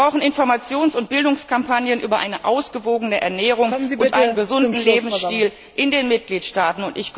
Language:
German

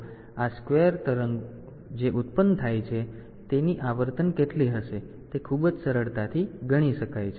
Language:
Gujarati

